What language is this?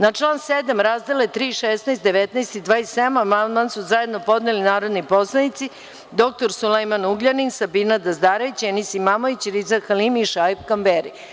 Serbian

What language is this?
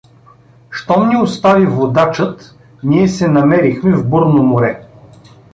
Bulgarian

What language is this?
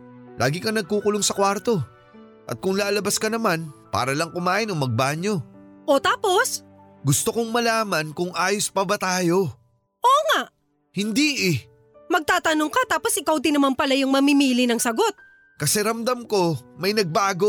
Filipino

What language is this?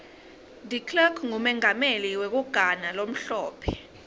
Swati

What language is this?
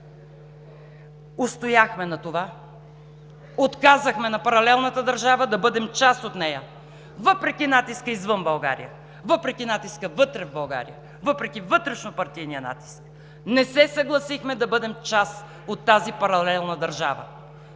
Bulgarian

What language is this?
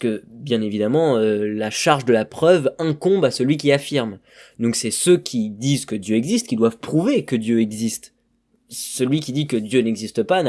French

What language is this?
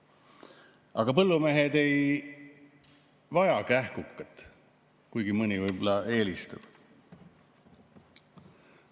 Estonian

